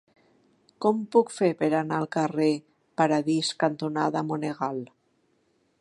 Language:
Catalan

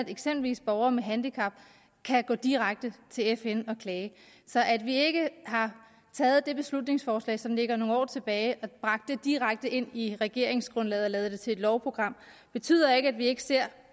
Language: Danish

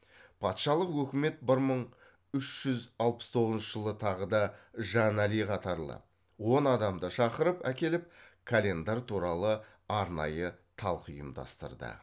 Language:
Kazakh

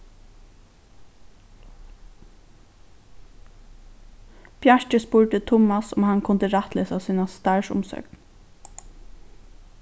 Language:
Faroese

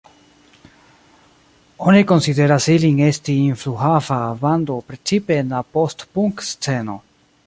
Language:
Esperanto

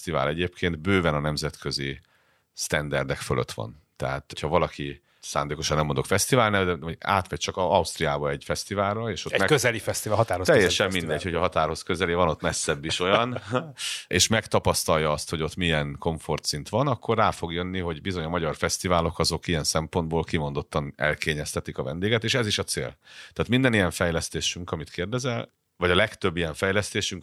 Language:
Hungarian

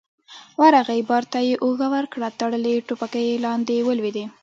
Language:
Pashto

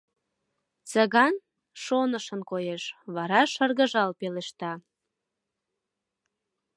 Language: Mari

